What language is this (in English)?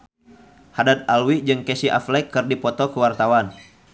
Sundanese